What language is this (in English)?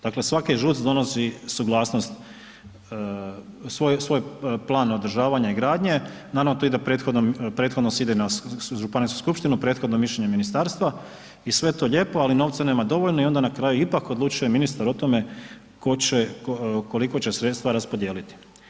Croatian